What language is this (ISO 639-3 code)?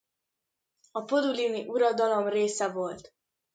hun